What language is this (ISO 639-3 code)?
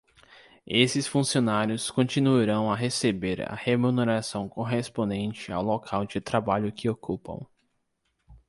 por